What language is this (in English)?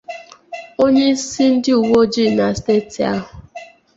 Igbo